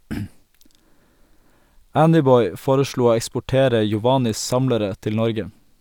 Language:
Norwegian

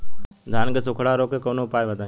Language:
Bhojpuri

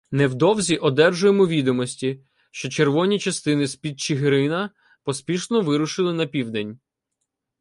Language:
Ukrainian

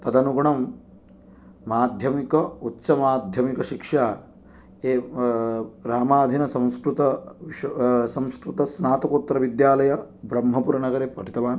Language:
Sanskrit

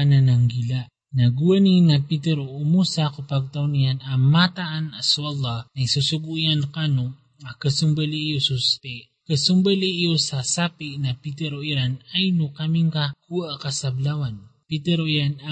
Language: Filipino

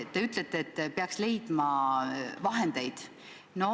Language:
Estonian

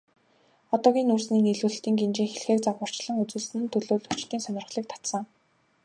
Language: Mongolian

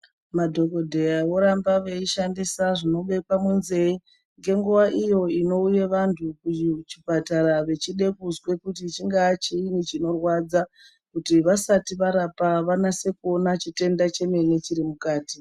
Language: Ndau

